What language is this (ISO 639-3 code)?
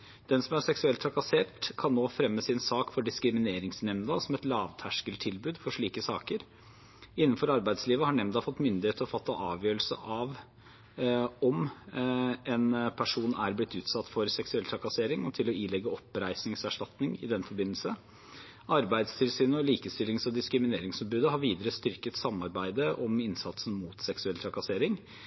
nob